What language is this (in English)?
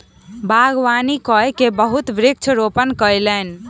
Maithili